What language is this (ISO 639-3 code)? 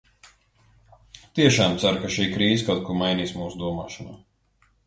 lav